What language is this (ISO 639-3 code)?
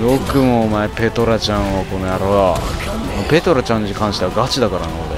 jpn